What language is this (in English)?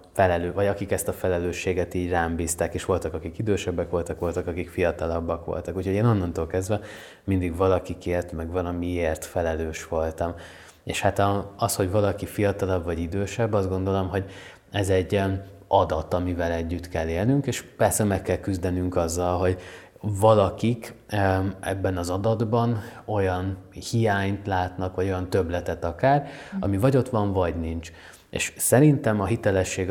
Hungarian